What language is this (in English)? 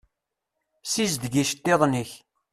Kabyle